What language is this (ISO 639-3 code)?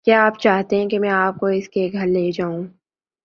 urd